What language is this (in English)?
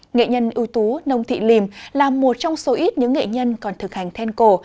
Vietnamese